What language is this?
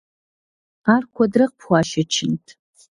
Kabardian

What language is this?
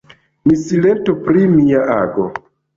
Esperanto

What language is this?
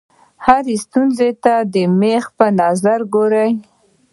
Pashto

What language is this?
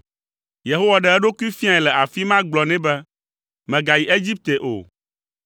Ewe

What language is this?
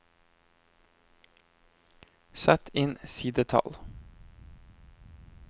Norwegian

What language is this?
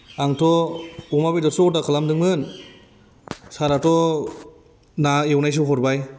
Bodo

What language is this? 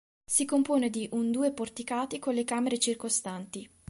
Italian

